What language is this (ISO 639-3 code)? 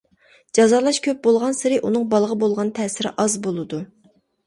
uig